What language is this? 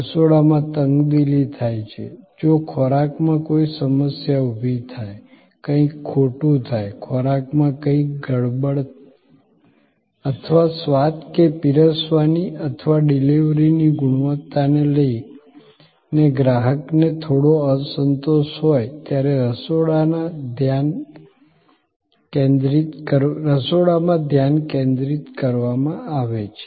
Gujarati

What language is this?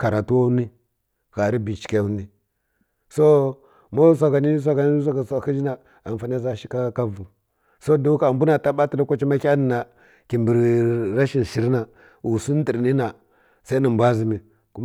Kirya-Konzəl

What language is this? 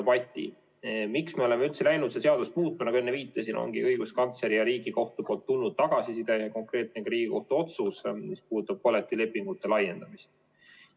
Estonian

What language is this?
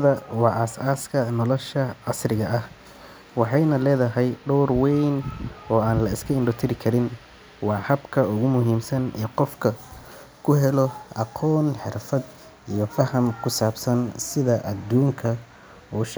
Somali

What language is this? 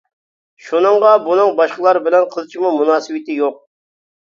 Uyghur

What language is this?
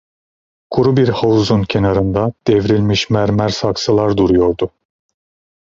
Turkish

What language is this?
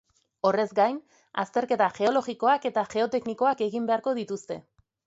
Basque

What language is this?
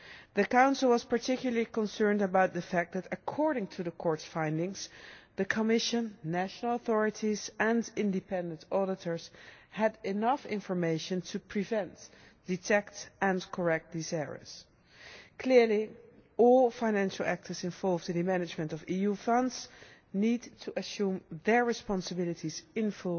English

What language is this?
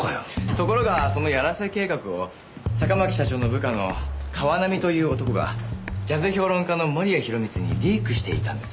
Japanese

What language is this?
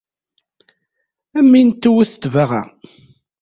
Kabyle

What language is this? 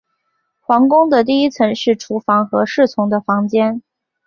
Chinese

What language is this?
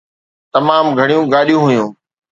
Sindhi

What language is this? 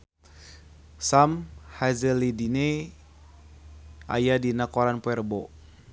Sundanese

